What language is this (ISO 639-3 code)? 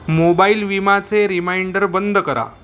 mar